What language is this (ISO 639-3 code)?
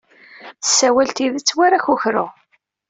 kab